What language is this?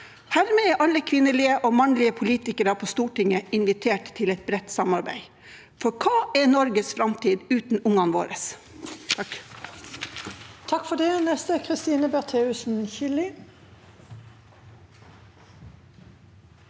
Norwegian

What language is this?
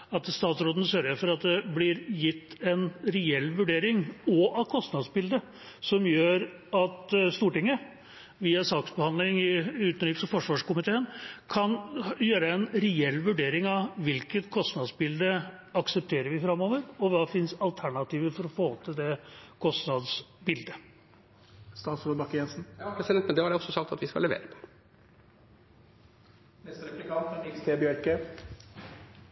Norwegian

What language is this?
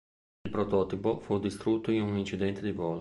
Italian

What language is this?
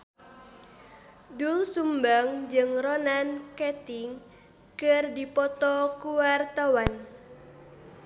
Sundanese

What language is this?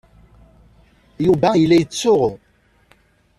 Kabyle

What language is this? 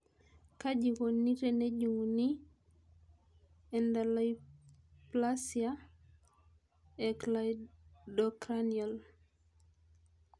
Masai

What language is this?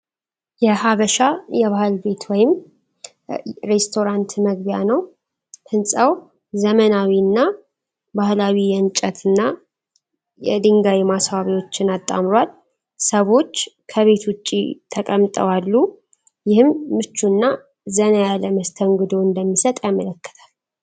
Amharic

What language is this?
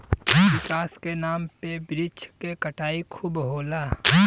Bhojpuri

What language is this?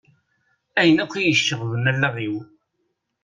Kabyle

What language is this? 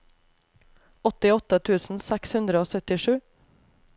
Norwegian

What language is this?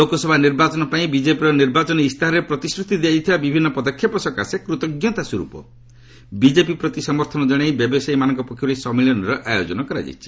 Odia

